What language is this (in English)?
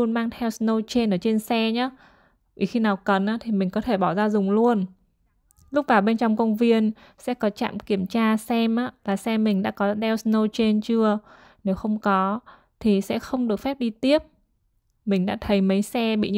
Vietnamese